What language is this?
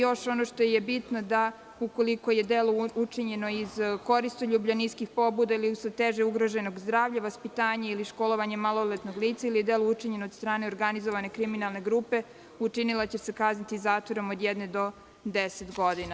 Serbian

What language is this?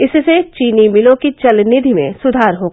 Hindi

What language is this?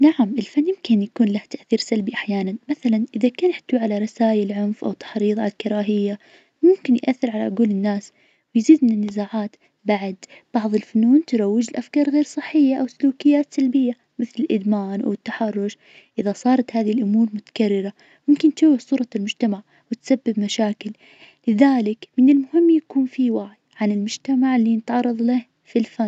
Najdi Arabic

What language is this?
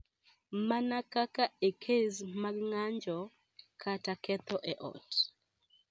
Luo (Kenya and Tanzania)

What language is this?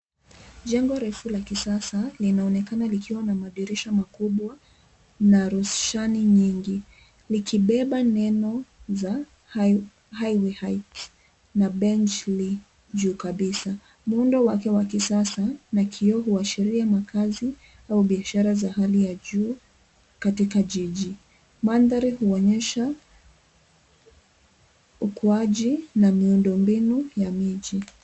Swahili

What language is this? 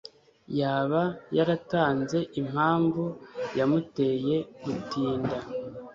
Kinyarwanda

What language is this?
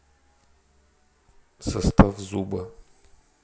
Russian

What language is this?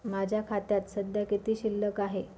Marathi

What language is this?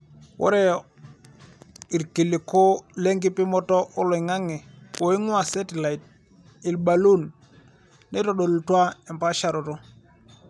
Masai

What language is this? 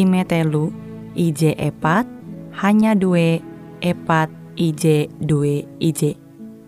Indonesian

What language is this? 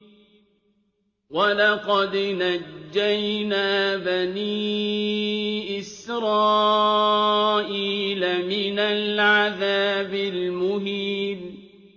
Arabic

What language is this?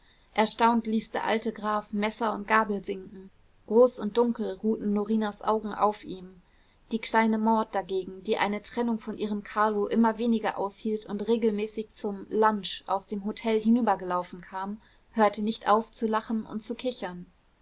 German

